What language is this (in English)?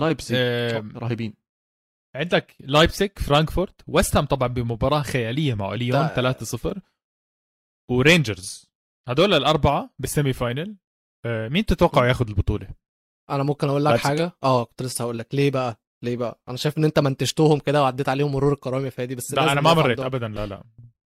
Arabic